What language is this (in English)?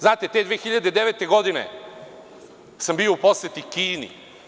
Serbian